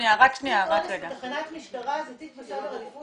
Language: Hebrew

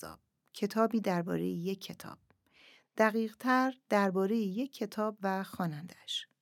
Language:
Persian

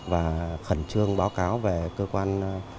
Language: Vietnamese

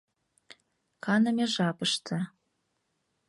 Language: Mari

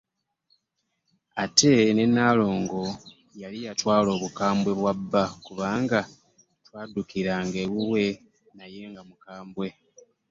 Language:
Ganda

